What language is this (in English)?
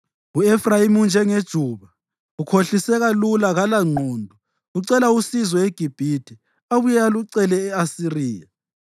North Ndebele